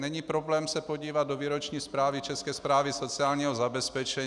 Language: Czech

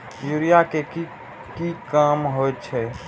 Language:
Maithili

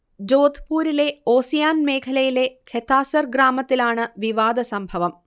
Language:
Malayalam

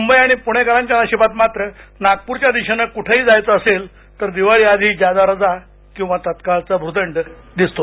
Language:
Marathi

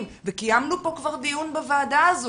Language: Hebrew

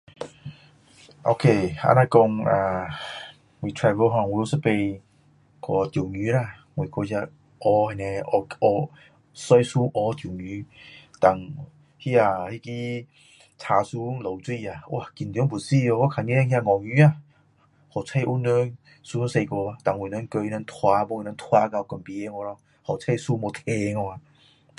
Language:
Min Dong Chinese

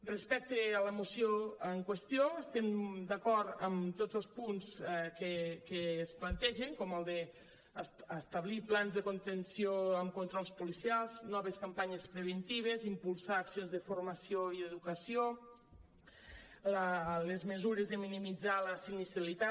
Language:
Catalan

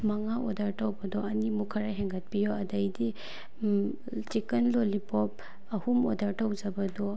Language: Manipuri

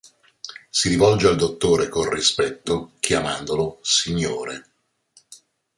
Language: Italian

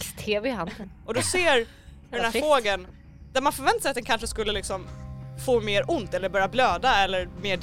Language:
Swedish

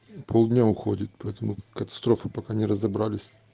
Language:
Russian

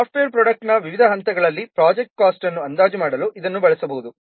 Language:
Kannada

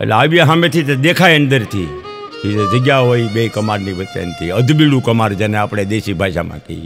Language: Gujarati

